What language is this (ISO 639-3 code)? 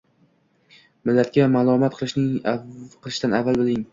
uzb